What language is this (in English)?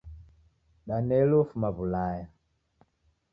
Taita